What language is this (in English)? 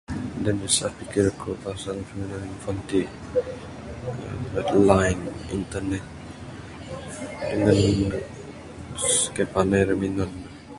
Bukar-Sadung Bidayuh